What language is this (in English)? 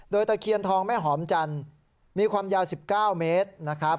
Thai